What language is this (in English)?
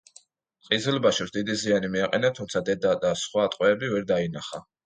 Georgian